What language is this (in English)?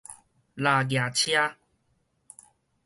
Min Nan Chinese